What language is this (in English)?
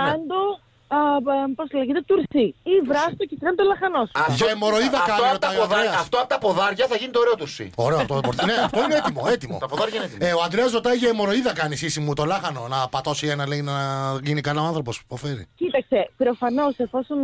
Greek